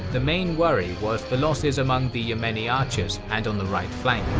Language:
English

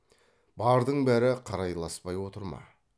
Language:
Kazakh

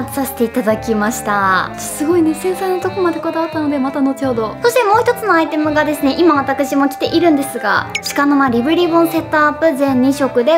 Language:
Japanese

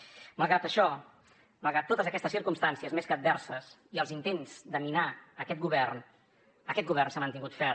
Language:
Catalan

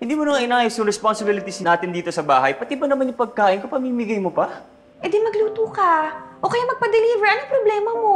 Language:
Filipino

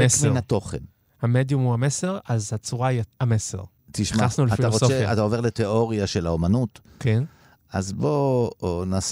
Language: Hebrew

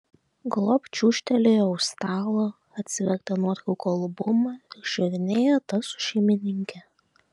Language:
Lithuanian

